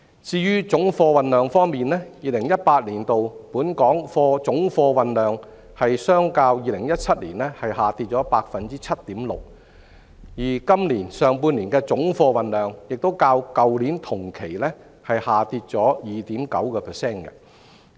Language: Cantonese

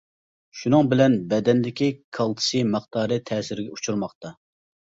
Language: Uyghur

